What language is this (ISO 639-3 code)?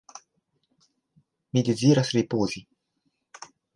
epo